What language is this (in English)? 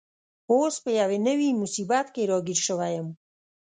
Pashto